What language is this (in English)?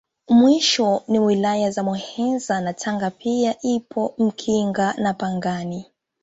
Swahili